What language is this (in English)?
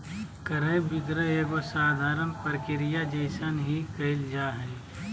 Magahi